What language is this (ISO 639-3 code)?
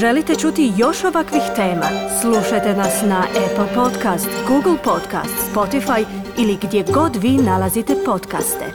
hrv